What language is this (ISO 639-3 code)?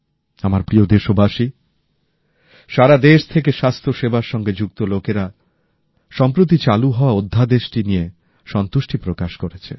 ben